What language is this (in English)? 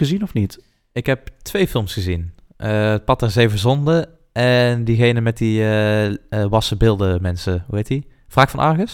Dutch